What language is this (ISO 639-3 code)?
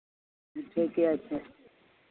mai